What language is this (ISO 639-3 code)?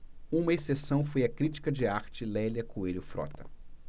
por